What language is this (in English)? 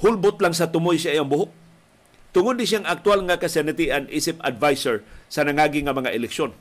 Filipino